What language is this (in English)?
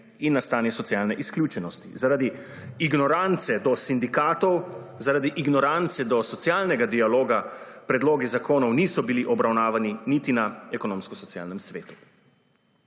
Slovenian